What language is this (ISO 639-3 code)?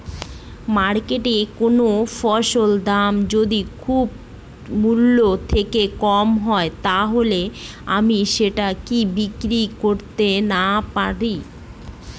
ben